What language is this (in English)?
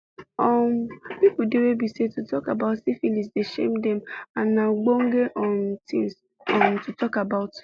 Nigerian Pidgin